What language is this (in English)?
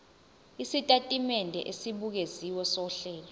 Zulu